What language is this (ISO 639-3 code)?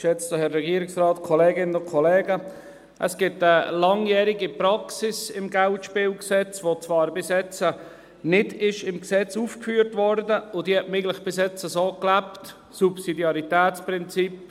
gsw